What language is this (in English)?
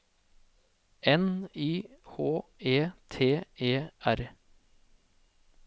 Norwegian